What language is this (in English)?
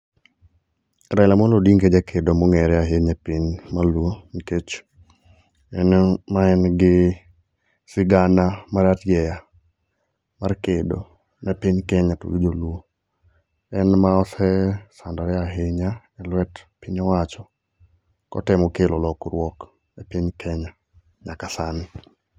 Luo (Kenya and Tanzania)